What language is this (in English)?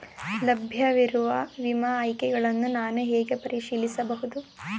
Kannada